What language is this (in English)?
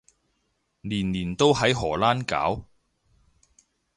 Cantonese